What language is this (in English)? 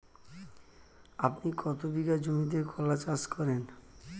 Bangla